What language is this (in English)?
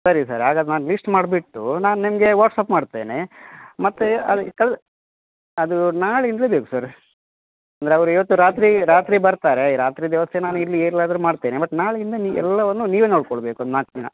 Kannada